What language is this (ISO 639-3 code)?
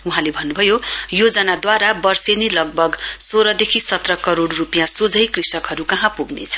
nep